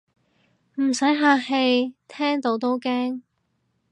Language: Cantonese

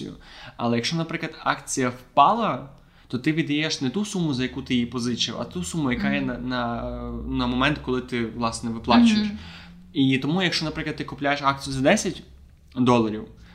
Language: Ukrainian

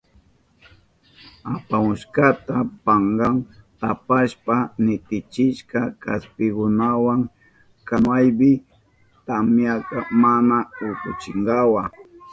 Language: Southern Pastaza Quechua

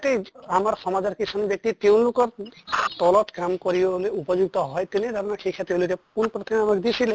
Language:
Assamese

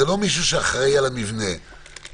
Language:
Hebrew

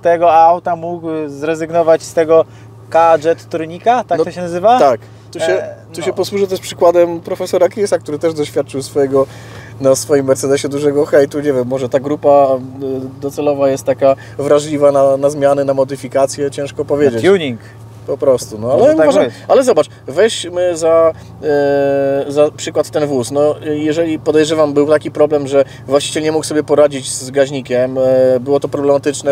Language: Polish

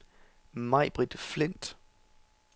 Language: Danish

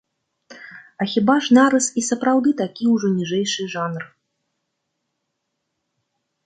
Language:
Belarusian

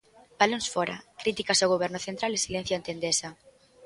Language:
Galician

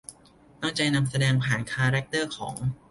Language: Thai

